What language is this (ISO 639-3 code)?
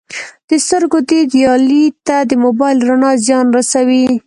pus